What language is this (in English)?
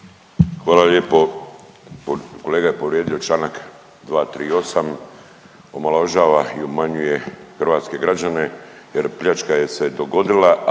Croatian